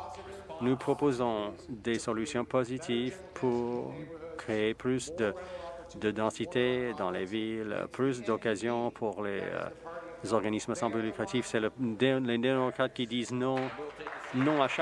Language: French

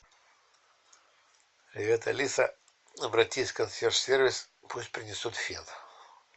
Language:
Russian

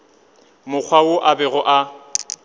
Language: Northern Sotho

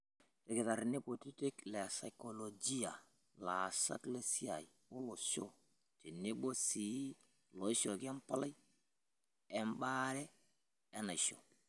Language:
Masai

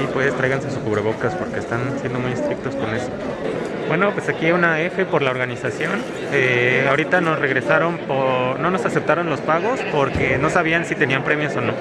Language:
Spanish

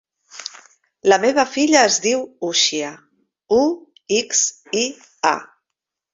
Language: Catalan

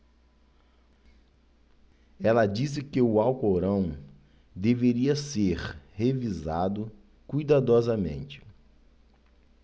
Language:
Portuguese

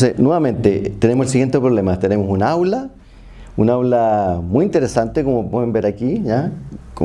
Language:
Spanish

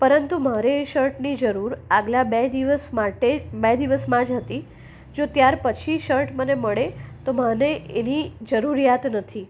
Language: Gujarati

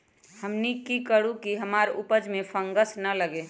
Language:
Magahi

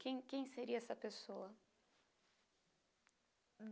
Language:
Portuguese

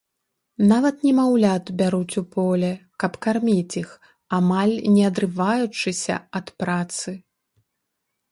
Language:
Belarusian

